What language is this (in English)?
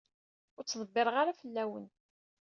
Kabyle